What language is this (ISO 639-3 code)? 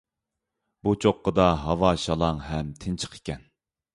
uig